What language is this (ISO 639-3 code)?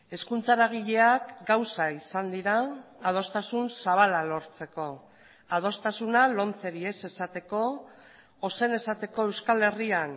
eus